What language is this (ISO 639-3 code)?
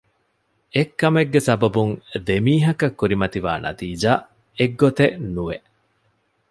div